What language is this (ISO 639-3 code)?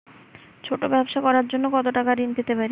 ben